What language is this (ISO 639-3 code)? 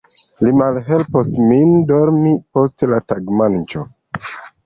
epo